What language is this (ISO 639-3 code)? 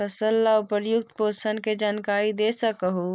mag